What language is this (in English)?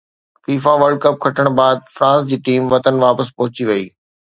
Sindhi